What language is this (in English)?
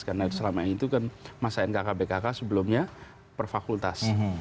Indonesian